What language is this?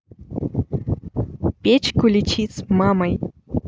Russian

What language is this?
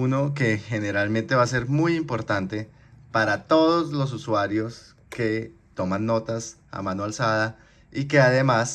Spanish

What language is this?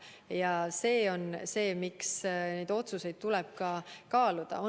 Estonian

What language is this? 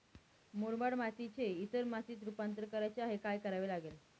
Marathi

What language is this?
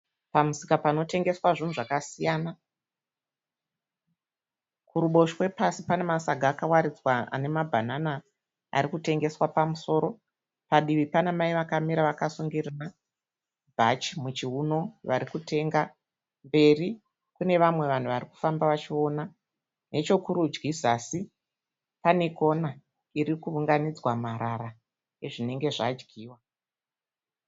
Shona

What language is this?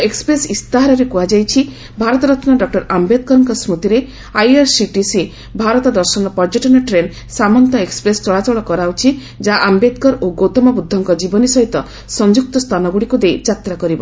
Odia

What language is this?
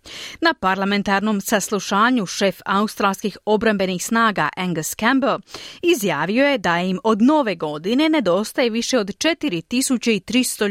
Croatian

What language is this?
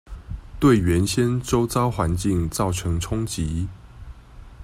Chinese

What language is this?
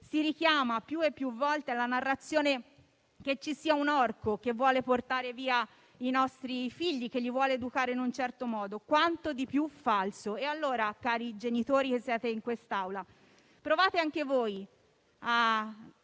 Italian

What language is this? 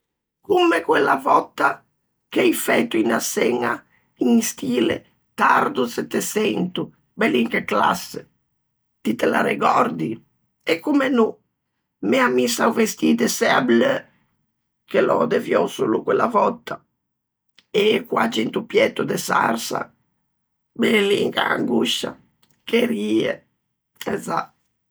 Ligurian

